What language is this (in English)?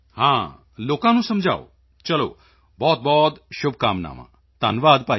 Punjabi